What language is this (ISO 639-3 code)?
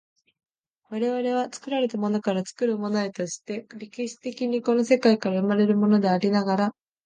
jpn